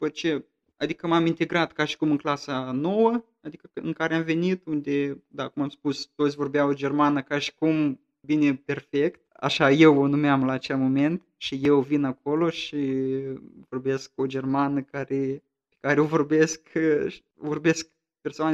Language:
Romanian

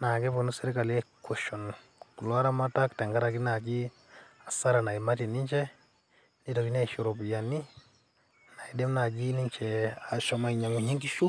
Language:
Masai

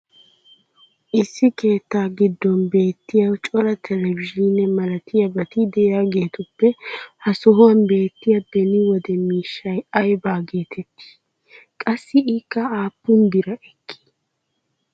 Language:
Wolaytta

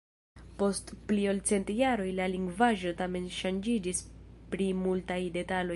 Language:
Esperanto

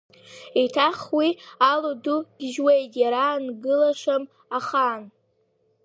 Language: Abkhazian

